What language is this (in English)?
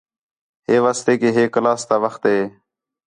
Khetrani